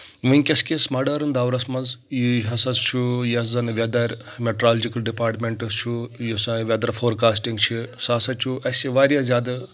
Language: Kashmiri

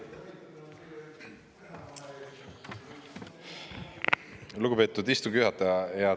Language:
Estonian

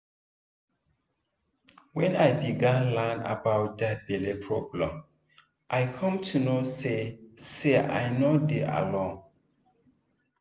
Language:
Nigerian Pidgin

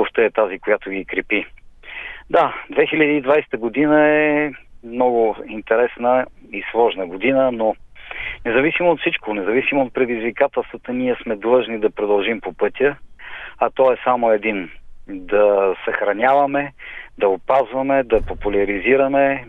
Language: Bulgarian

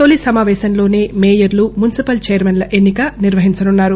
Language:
Telugu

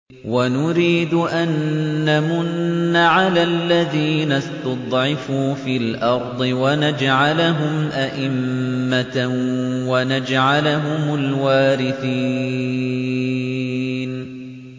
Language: Arabic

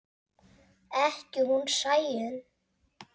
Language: Icelandic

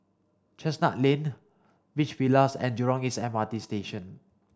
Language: English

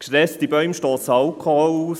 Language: Swiss German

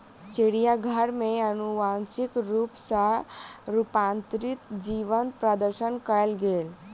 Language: Maithili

